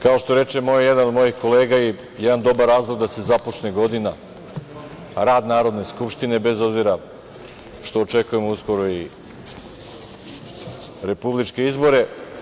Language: Serbian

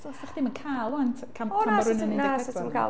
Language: Welsh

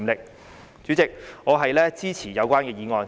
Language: Cantonese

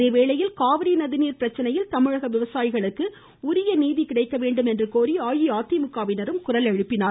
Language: Tamil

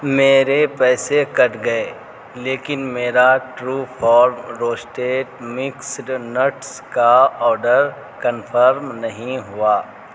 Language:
Urdu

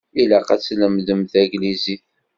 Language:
Kabyle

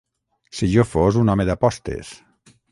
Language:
Catalan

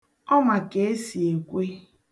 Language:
Igbo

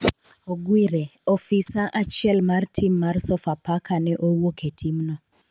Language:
Luo (Kenya and Tanzania)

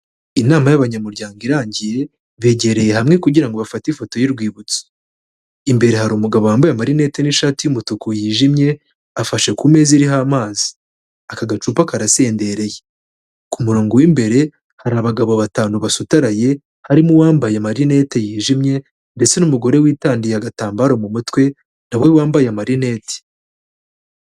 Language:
Kinyarwanda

